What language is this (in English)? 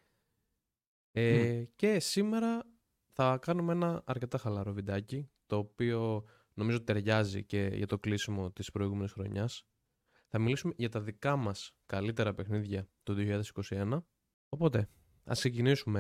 Greek